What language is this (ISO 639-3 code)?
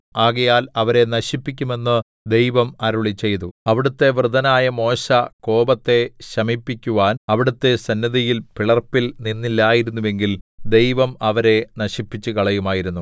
mal